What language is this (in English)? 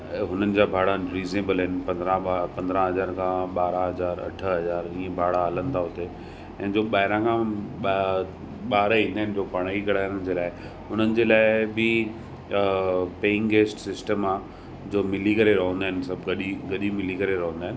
Sindhi